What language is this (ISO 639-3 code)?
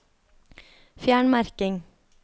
nor